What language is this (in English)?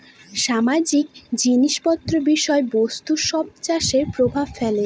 Bangla